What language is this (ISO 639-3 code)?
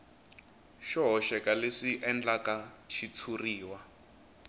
tso